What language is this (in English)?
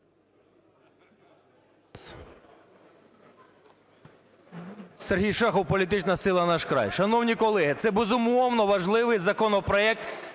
Ukrainian